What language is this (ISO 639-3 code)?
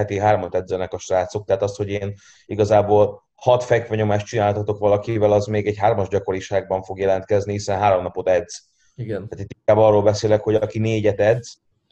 hun